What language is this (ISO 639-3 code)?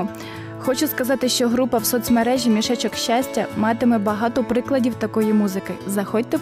ukr